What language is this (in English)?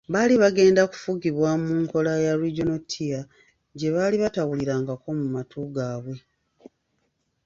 Ganda